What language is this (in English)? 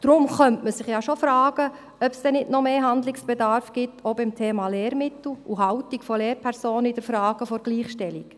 Swiss German